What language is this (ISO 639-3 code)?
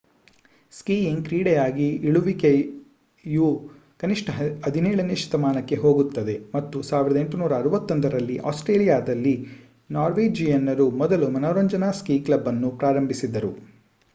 kan